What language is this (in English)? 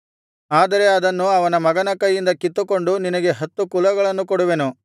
Kannada